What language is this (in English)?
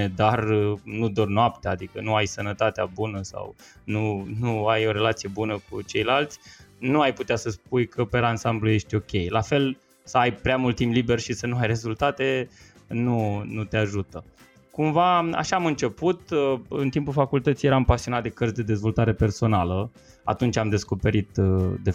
Romanian